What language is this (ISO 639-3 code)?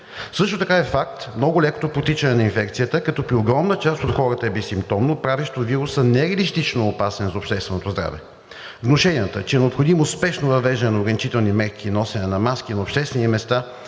bul